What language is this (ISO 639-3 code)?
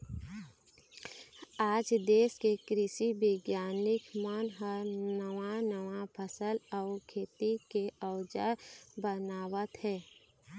hne